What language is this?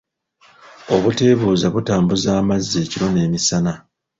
Ganda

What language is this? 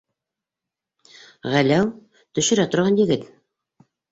Bashkir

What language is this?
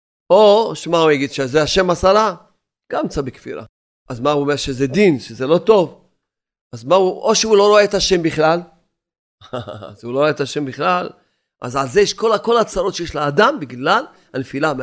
Hebrew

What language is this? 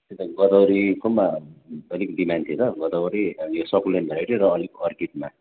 Nepali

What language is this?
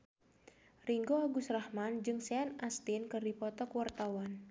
Sundanese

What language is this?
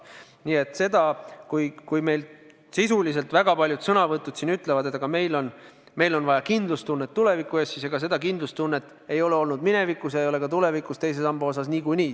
Estonian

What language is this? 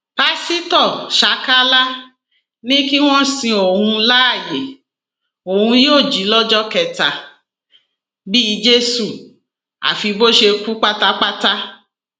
Yoruba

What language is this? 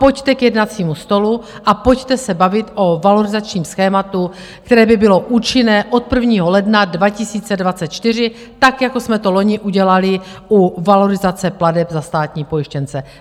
Czech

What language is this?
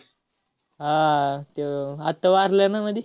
Marathi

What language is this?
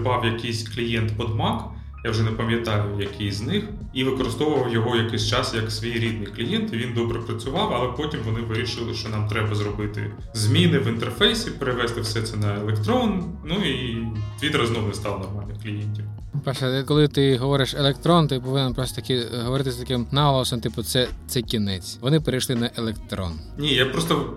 Ukrainian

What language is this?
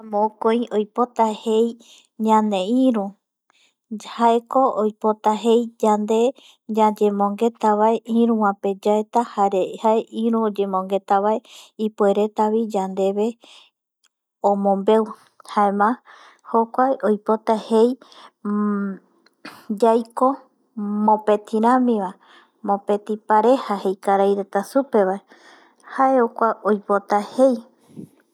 Eastern Bolivian Guaraní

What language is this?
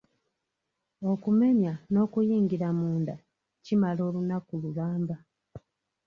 Ganda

